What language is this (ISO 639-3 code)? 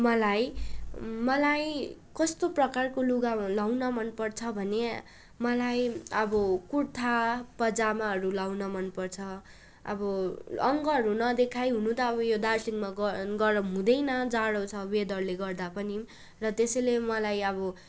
nep